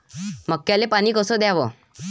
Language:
Marathi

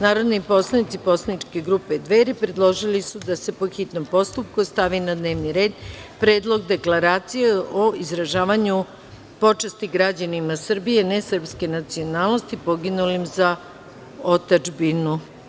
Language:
Serbian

